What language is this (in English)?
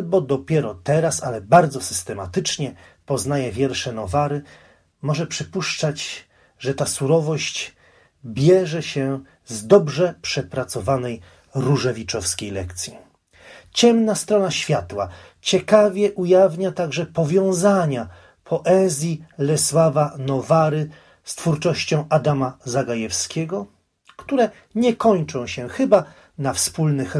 Polish